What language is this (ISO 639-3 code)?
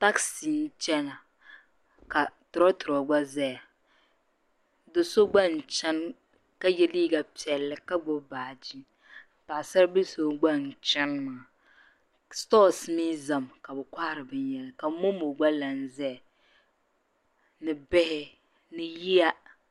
dag